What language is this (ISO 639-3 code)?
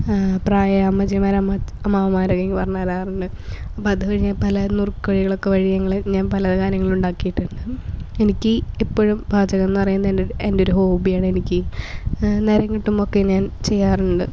mal